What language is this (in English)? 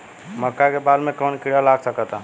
Bhojpuri